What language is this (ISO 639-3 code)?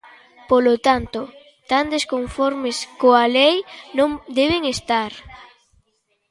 glg